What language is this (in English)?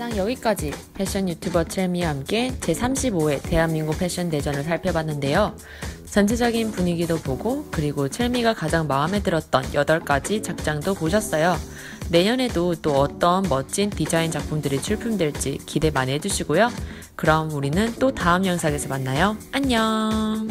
Korean